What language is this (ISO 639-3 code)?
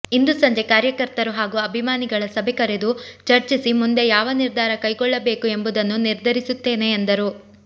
kan